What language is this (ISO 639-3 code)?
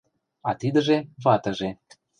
chm